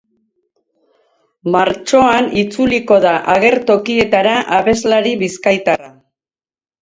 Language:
Basque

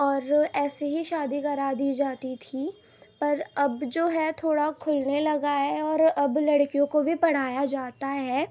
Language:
Urdu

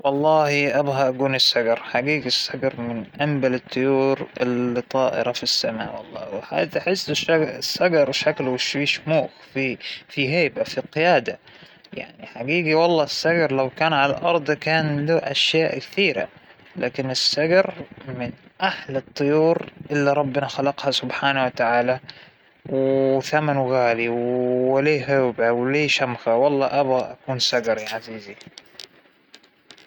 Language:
Hijazi Arabic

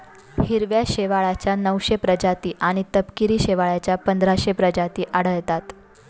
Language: Marathi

